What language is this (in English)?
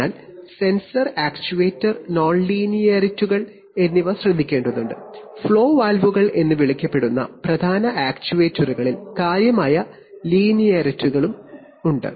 Malayalam